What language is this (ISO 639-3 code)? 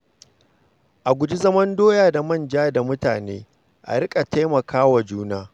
hau